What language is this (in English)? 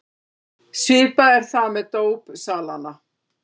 Icelandic